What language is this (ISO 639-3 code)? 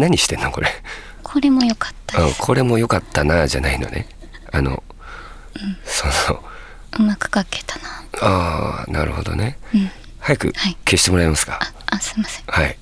jpn